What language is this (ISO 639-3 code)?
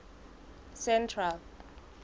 sot